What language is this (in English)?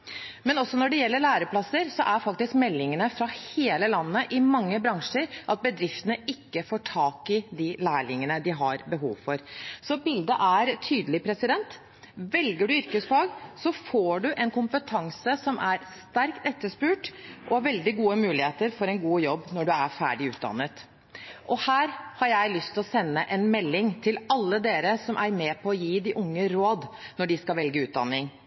Norwegian Bokmål